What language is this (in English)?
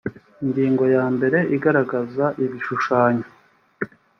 Kinyarwanda